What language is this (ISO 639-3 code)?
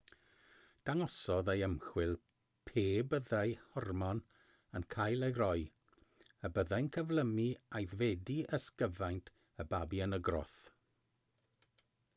cym